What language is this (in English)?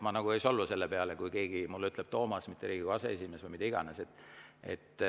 Estonian